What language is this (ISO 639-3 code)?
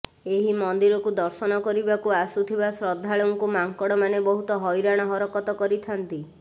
ori